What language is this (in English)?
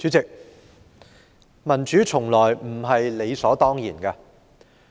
Cantonese